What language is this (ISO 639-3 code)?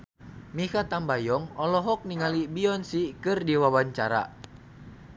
sun